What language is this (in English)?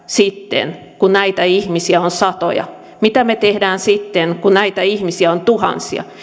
Finnish